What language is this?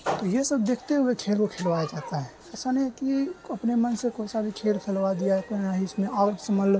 Urdu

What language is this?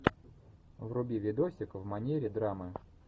Russian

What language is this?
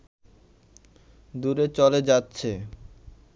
Bangla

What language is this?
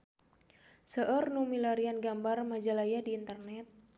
Sundanese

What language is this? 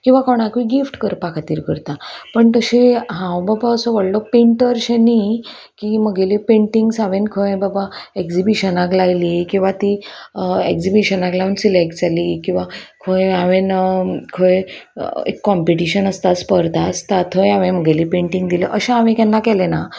Konkani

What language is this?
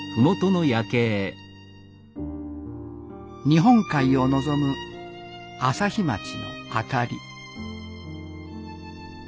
Japanese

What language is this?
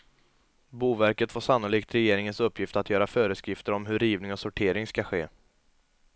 Swedish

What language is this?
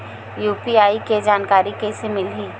Chhattisgarhi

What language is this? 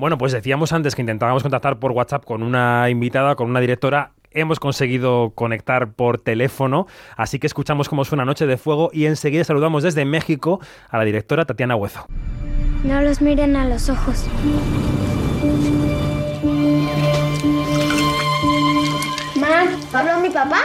Spanish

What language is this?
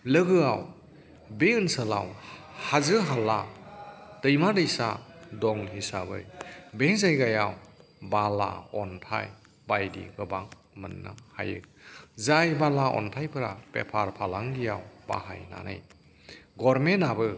Bodo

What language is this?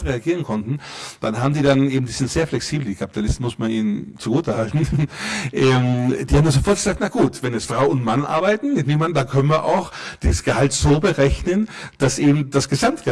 German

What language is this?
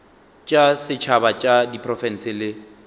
Northern Sotho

